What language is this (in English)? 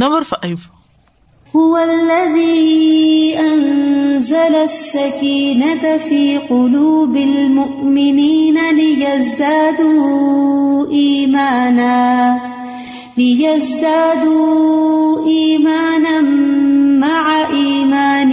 Urdu